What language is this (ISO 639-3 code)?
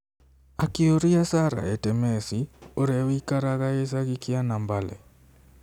kik